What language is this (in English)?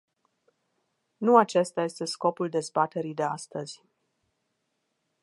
Romanian